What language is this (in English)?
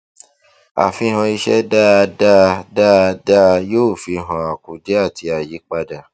Yoruba